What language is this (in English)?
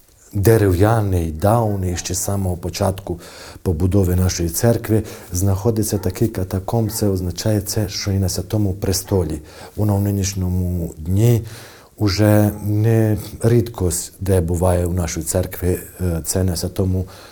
Ukrainian